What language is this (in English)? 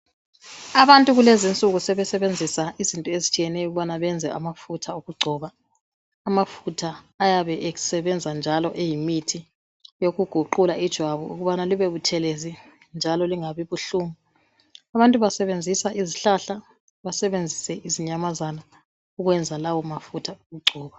North Ndebele